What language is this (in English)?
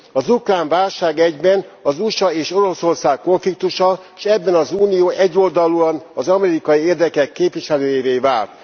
Hungarian